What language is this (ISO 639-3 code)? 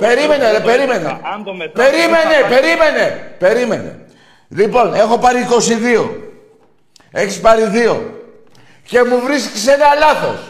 ell